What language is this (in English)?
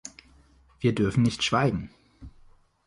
German